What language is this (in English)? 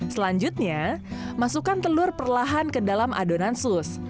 Indonesian